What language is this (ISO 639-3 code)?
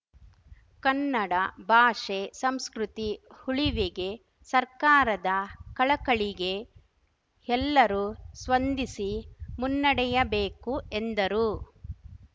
kan